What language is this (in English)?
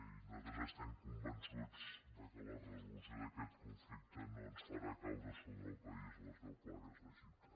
Catalan